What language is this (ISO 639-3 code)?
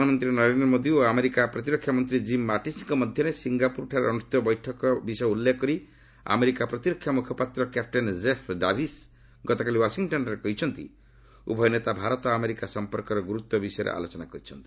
ori